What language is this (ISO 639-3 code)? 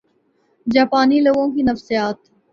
urd